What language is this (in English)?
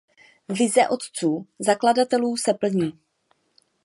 Czech